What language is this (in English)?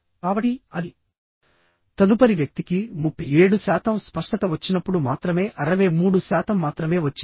Telugu